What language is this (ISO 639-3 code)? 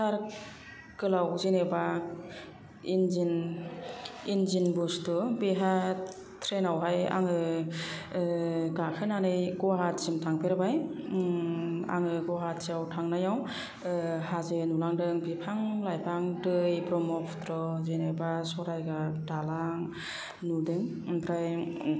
brx